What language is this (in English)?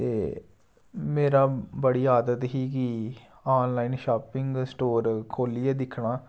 Dogri